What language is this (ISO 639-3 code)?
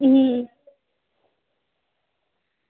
doi